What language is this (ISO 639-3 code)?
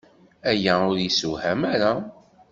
kab